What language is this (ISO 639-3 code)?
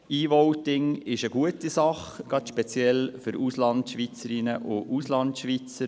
gsw